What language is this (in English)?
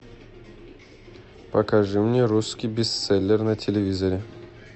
Russian